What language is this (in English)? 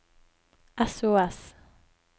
Norwegian